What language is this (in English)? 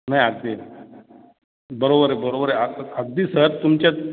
Marathi